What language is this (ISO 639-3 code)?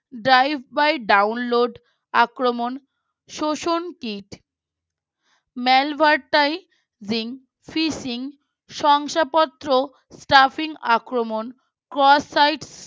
ben